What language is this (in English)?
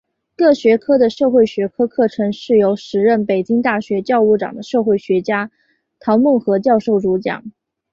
Chinese